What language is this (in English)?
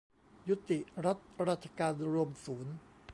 Thai